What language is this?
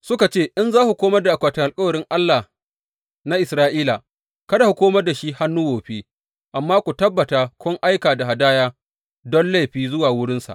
Hausa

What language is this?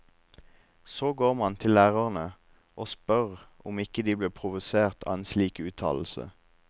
Norwegian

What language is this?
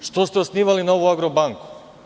Serbian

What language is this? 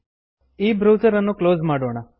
Kannada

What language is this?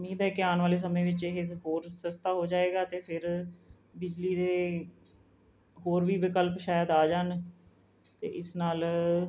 Punjabi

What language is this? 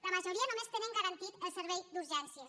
Catalan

